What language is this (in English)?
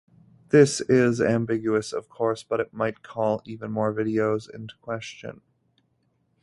English